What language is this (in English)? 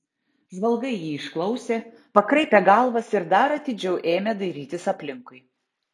Lithuanian